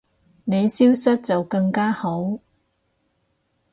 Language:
Cantonese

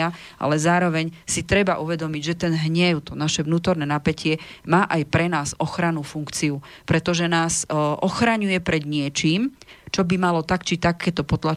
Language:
Slovak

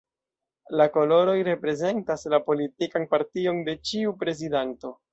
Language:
Esperanto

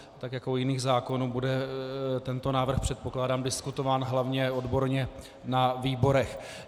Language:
Czech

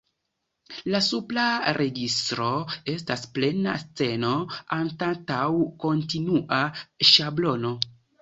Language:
Esperanto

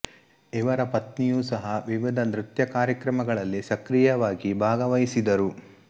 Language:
Kannada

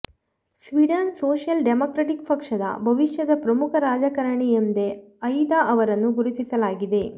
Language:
Kannada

